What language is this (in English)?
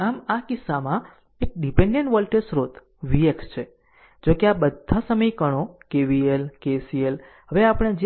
Gujarati